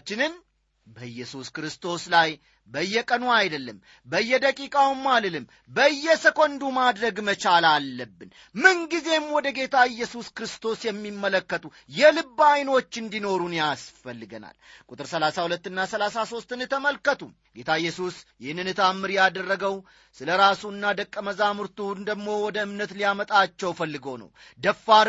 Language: Amharic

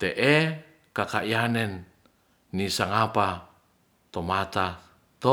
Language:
Ratahan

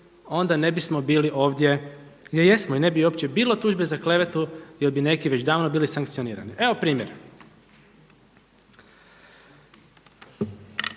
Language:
Croatian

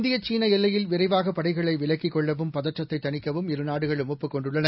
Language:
Tamil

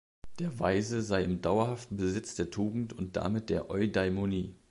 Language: German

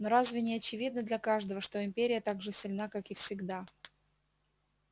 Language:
Russian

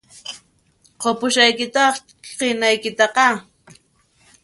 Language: Puno Quechua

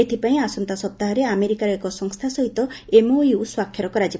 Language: Odia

